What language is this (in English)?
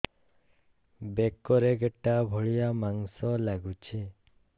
Odia